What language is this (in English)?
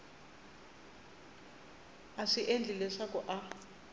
Tsonga